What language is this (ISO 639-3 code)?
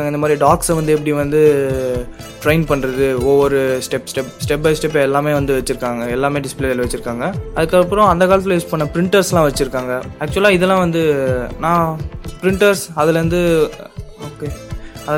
tam